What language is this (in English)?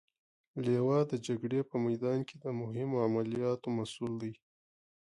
Pashto